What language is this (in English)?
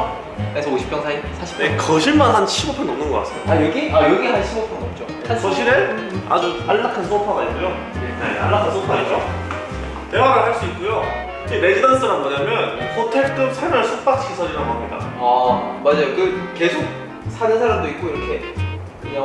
Korean